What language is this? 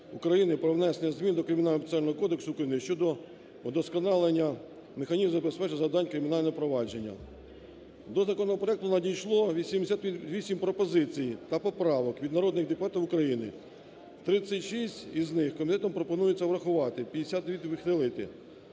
Ukrainian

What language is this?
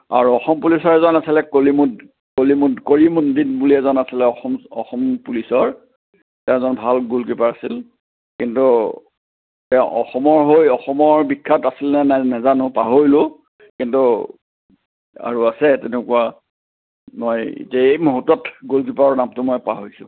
Assamese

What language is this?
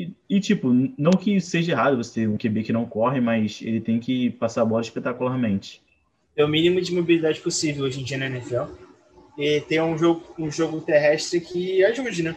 Portuguese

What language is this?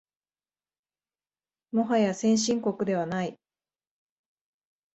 Japanese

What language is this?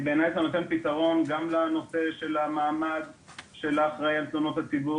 Hebrew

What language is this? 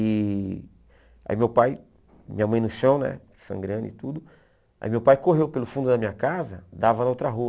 Portuguese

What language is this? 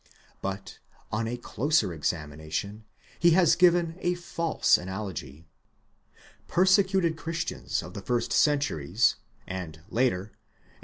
English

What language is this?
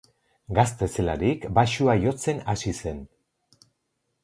Basque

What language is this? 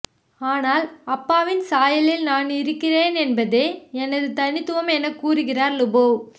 Tamil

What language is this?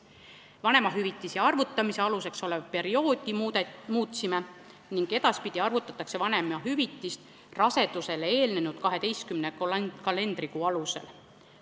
Estonian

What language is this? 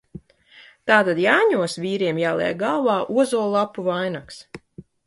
Latvian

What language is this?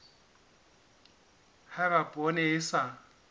Southern Sotho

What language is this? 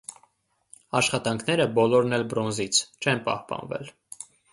Armenian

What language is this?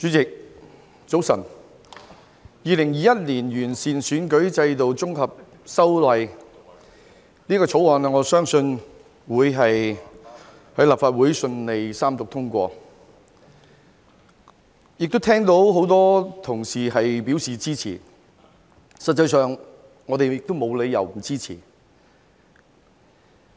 Cantonese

